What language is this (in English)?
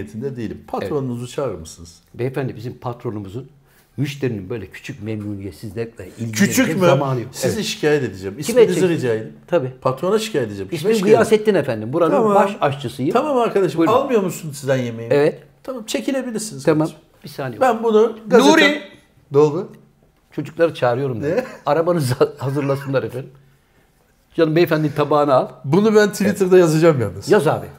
Turkish